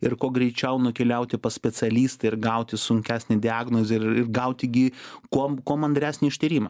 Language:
Lithuanian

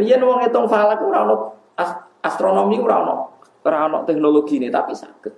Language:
Indonesian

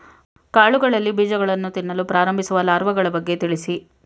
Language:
Kannada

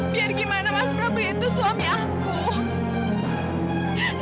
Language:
Indonesian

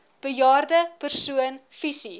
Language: Afrikaans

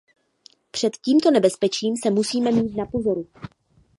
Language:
Czech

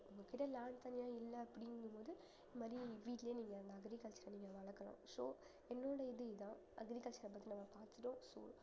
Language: Tamil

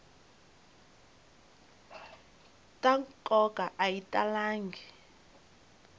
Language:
Tsonga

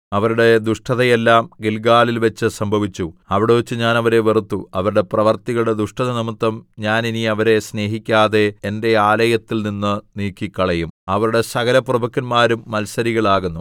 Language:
Malayalam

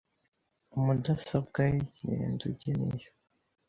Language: Kinyarwanda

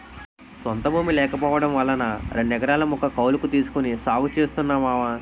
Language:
Telugu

